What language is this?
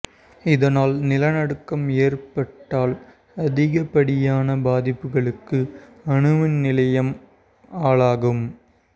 Tamil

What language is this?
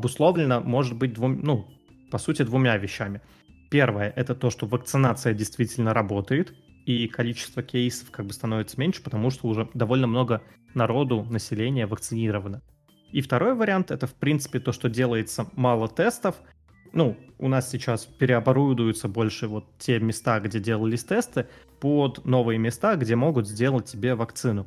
Russian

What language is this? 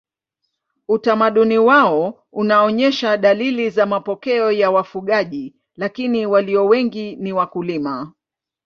Swahili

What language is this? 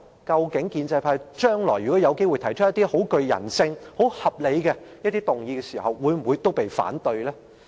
Cantonese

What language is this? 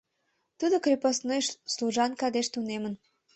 Mari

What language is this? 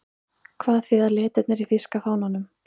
Icelandic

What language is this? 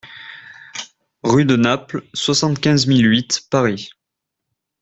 French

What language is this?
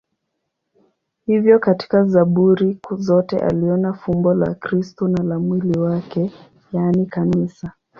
Swahili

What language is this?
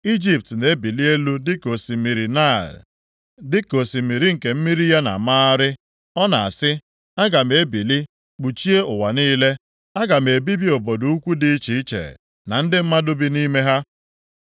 Igbo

